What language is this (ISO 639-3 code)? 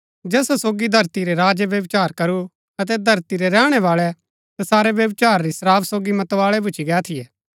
gbk